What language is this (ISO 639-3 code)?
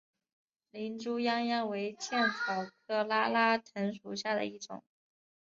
zho